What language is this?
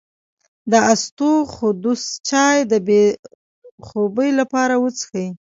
Pashto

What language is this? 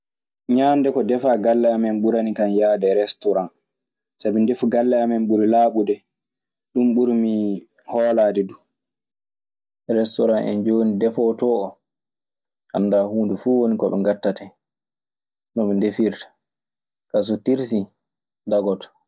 Maasina Fulfulde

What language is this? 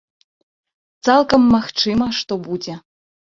Belarusian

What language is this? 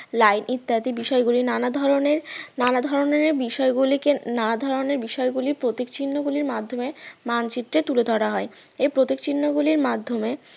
Bangla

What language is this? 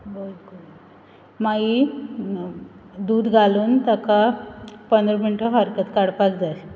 Konkani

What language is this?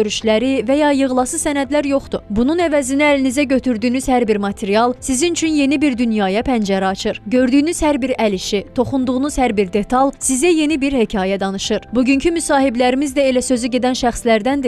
Turkish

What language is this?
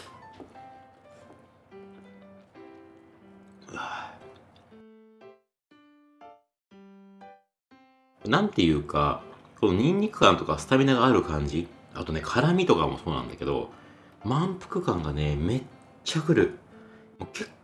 Japanese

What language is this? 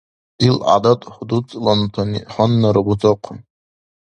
Dargwa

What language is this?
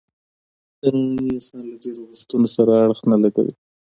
Pashto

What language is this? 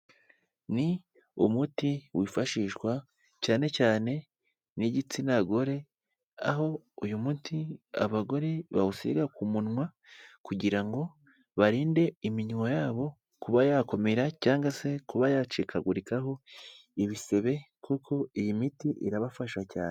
Kinyarwanda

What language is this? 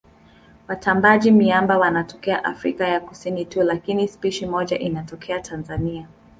Swahili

